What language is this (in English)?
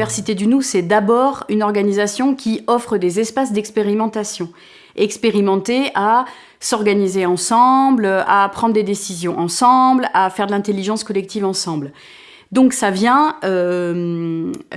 French